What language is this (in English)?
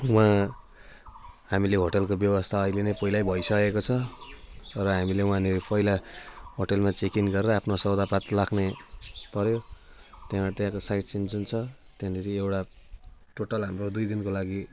Nepali